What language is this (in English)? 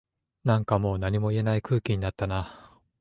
Japanese